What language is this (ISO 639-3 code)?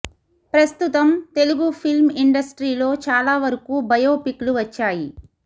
tel